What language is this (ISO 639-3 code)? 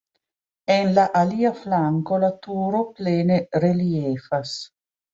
epo